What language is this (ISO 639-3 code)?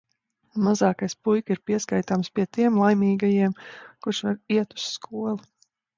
lav